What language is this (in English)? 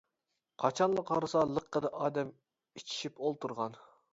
Uyghur